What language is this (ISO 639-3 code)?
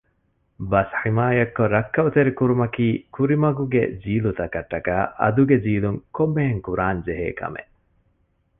div